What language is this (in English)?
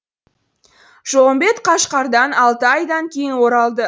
Kazakh